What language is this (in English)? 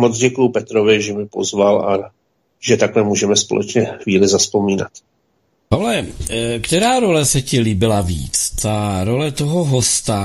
Czech